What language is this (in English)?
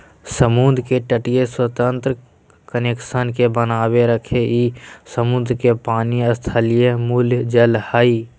Magahi